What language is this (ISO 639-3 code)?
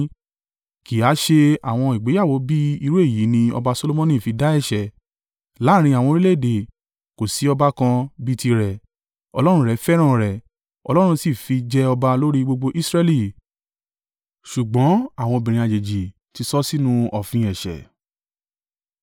yor